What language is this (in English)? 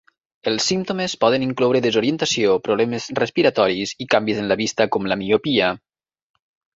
Catalan